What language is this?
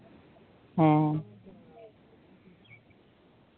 Santali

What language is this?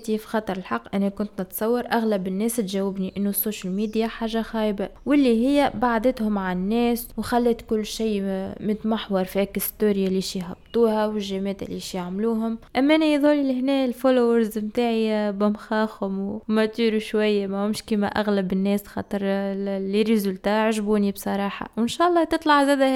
Arabic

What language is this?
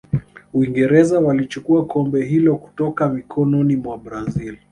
Swahili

